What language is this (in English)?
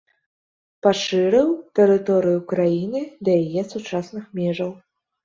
Belarusian